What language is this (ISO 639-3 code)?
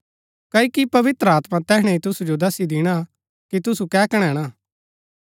gbk